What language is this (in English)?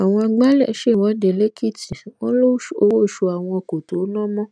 Yoruba